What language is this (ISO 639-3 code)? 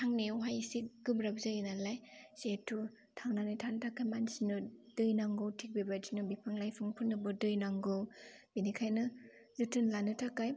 brx